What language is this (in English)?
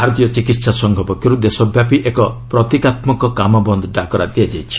Odia